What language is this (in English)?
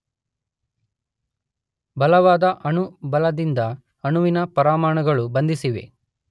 Kannada